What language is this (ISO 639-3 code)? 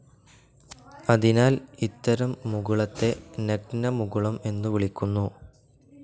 mal